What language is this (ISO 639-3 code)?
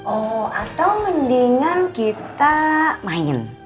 ind